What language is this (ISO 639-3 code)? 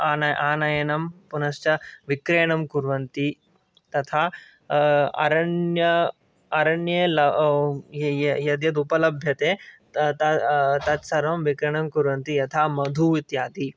san